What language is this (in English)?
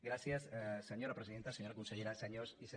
Catalan